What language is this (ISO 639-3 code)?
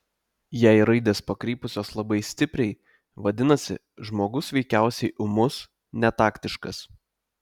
lit